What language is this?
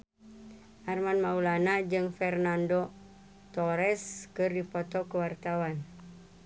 Sundanese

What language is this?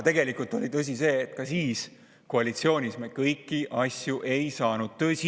Estonian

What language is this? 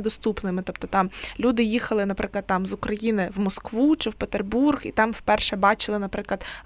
Ukrainian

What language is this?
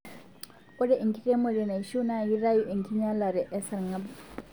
Masai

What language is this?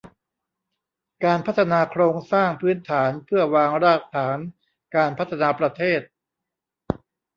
Thai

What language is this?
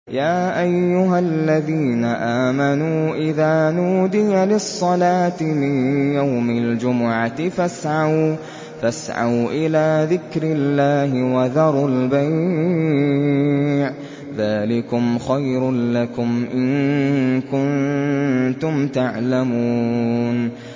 Arabic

